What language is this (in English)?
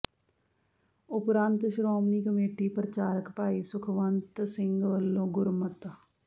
Punjabi